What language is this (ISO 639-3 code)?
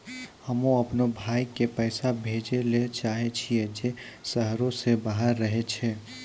mai